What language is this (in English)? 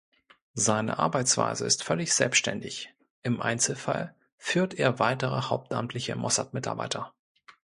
German